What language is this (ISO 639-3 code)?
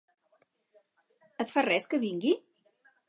cat